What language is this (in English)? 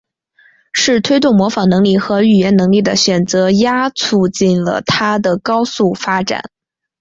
Chinese